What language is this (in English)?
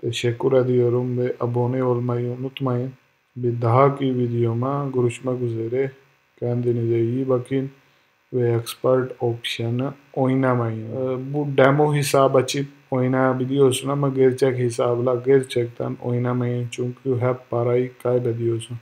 Turkish